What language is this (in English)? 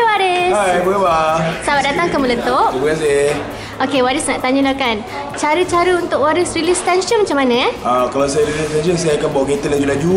Malay